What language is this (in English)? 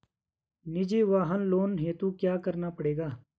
Hindi